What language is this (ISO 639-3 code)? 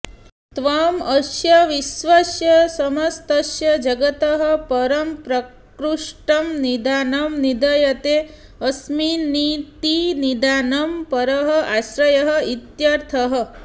san